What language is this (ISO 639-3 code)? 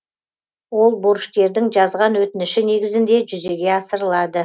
kaz